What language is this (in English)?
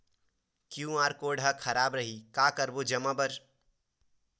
Chhattisgarhi